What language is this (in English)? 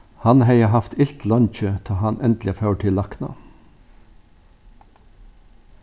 Faroese